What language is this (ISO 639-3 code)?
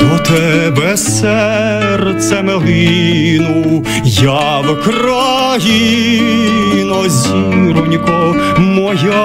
ukr